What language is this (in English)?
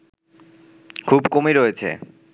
Bangla